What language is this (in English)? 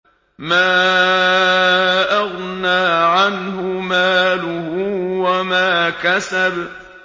Arabic